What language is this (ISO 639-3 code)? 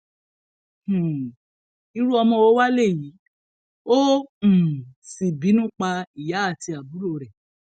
yor